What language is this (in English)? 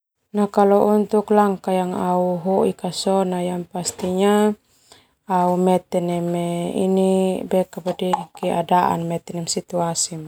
Termanu